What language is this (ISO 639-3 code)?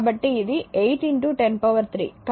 tel